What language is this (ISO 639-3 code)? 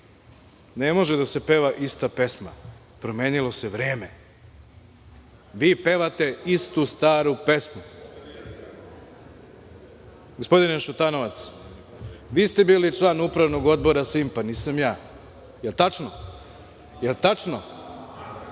srp